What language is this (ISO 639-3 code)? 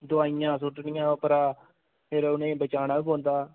doi